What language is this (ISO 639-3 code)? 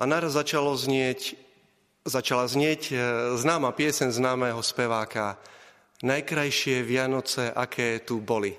slk